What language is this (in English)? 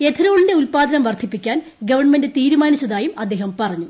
Malayalam